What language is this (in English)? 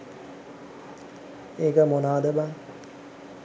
Sinhala